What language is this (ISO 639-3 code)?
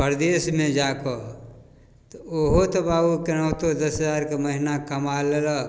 mai